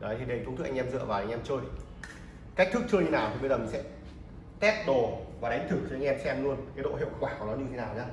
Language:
Vietnamese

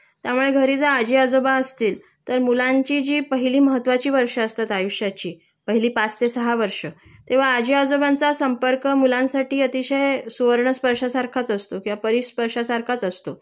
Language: Marathi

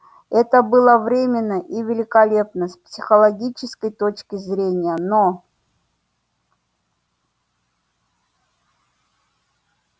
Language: Russian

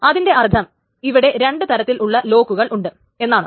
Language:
Malayalam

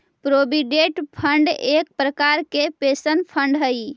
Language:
Magahi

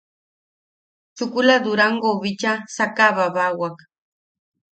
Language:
Yaqui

